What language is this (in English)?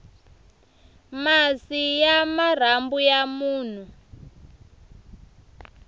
Tsonga